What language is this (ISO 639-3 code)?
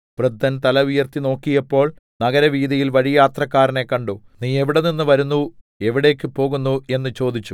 mal